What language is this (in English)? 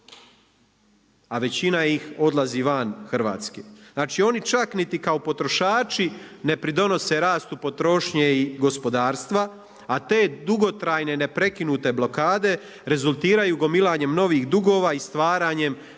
Croatian